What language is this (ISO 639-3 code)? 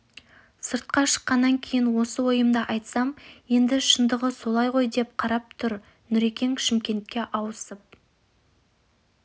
kaz